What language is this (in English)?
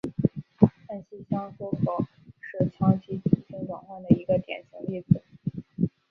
Chinese